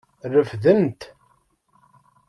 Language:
Kabyle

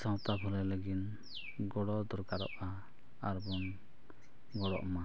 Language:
Santali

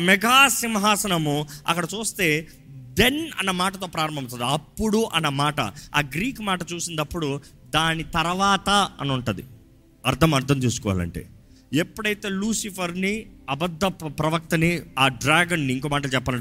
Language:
Telugu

